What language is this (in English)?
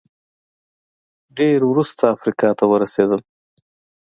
Pashto